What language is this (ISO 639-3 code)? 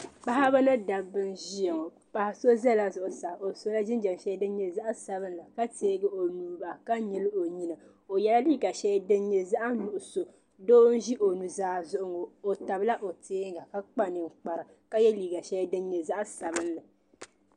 dag